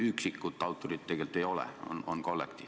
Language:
Estonian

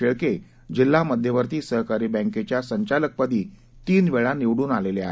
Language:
Marathi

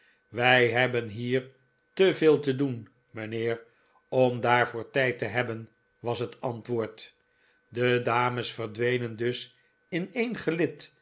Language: Dutch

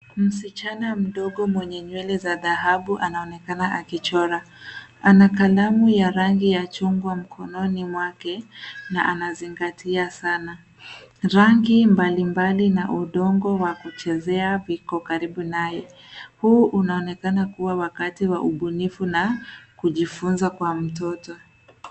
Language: Swahili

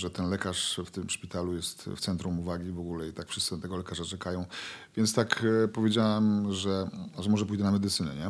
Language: Polish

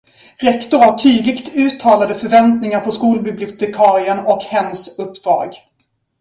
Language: Swedish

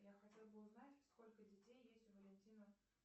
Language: Russian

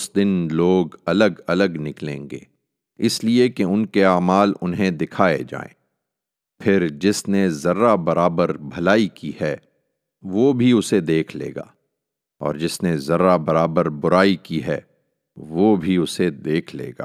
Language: Urdu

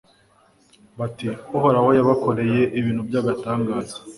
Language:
Kinyarwanda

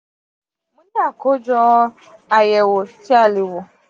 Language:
Yoruba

